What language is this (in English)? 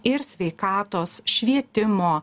Lithuanian